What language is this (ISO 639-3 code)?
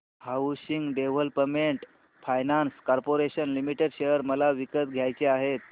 mar